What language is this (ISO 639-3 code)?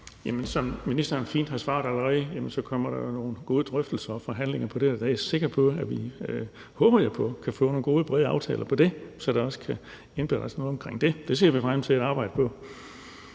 dan